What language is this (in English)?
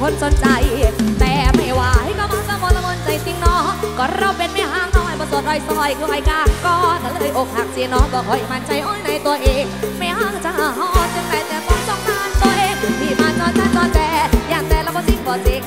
Thai